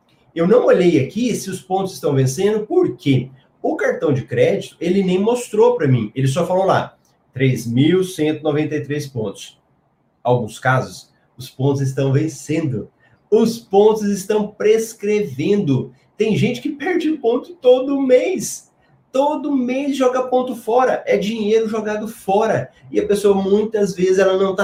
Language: Portuguese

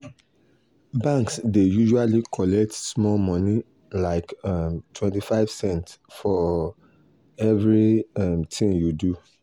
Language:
Nigerian Pidgin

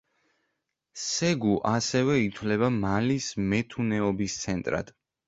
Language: Georgian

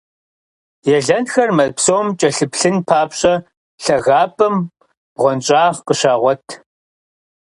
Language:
Kabardian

